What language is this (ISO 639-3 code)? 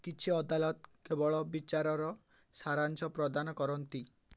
ori